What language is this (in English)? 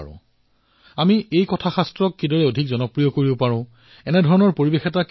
Assamese